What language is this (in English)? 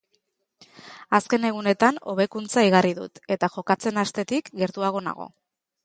Basque